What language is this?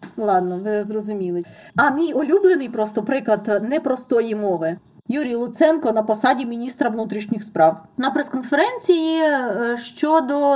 Ukrainian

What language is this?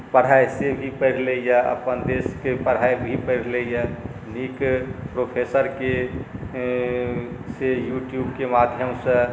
Maithili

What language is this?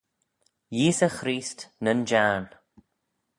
Manx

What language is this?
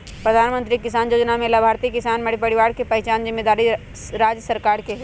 Magahi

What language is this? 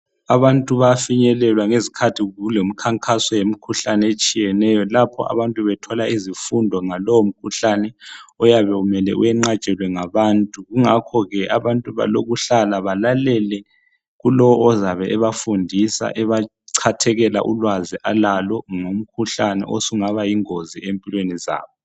North Ndebele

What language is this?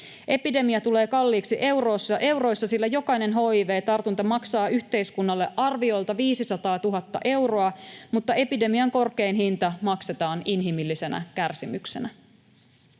Finnish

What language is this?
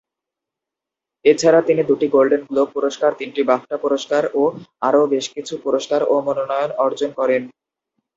Bangla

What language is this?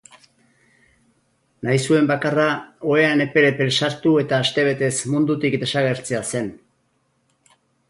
Basque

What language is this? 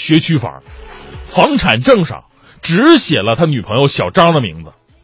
Chinese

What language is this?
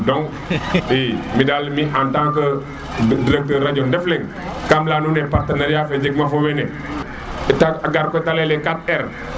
Serer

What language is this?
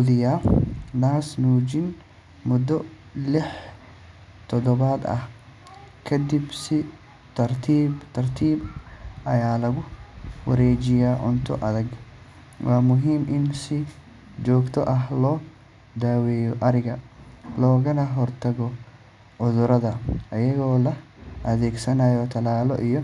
Somali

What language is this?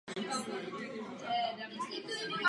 Czech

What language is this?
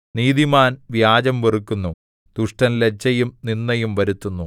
Malayalam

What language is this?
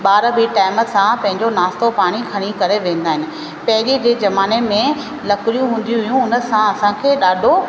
Sindhi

